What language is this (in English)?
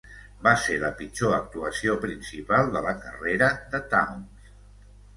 Catalan